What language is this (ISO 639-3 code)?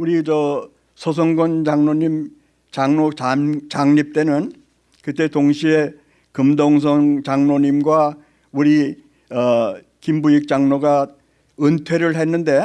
kor